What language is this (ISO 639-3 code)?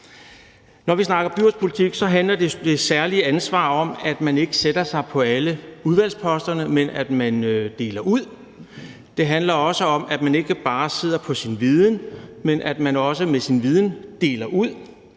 dan